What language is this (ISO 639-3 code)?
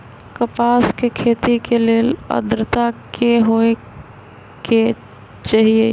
mag